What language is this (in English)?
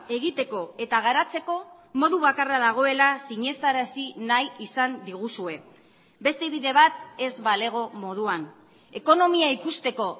Basque